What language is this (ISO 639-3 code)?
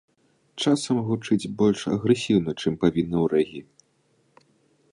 bel